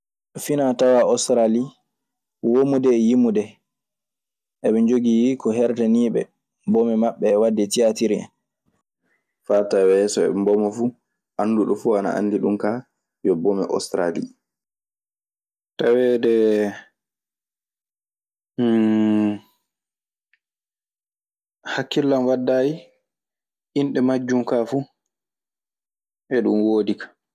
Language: Maasina Fulfulde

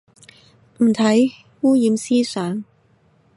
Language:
Cantonese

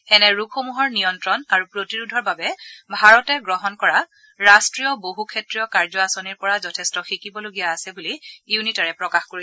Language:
Assamese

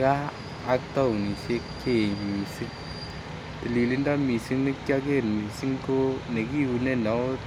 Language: Kalenjin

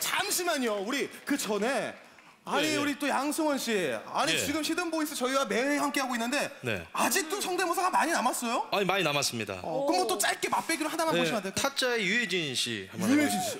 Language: Korean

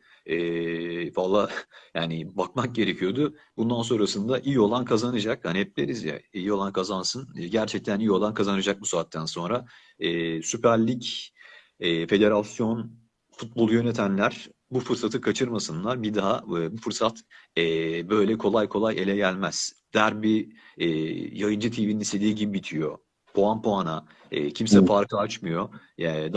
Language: Turkish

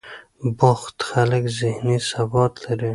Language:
Pashto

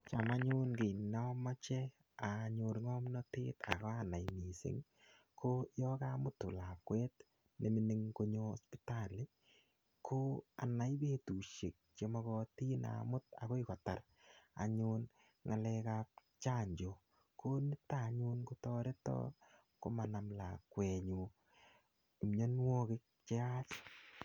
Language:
Kalenjin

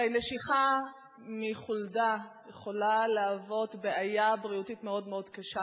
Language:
Hebrew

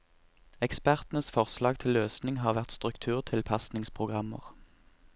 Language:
Norwegian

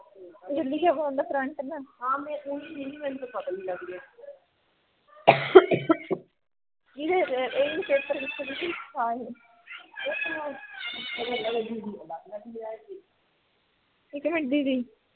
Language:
Punjabi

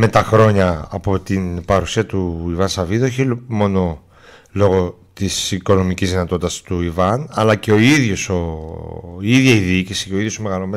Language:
Greek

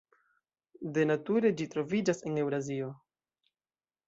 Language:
Esperanto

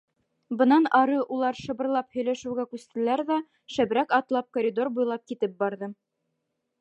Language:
Bashkir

